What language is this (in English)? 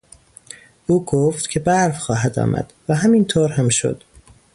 Persian